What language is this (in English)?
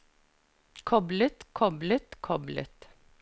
Norwegian